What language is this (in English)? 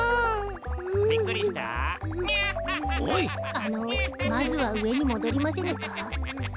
Japanese